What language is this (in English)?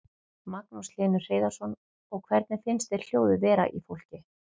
Icelandic